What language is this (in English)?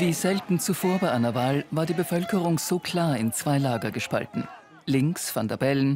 German